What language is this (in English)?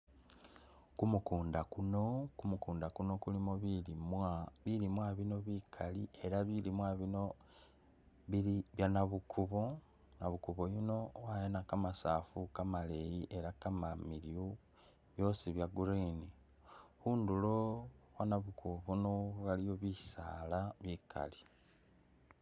Masaaba